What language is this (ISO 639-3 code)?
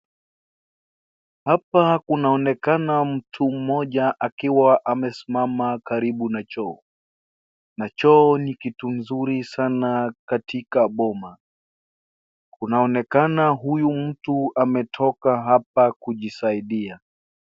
swa